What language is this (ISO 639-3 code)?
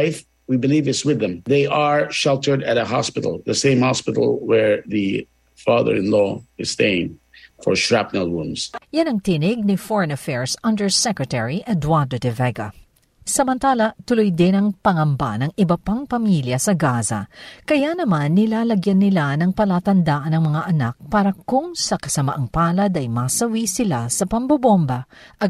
fil